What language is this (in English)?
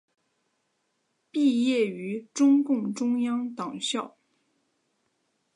Chinese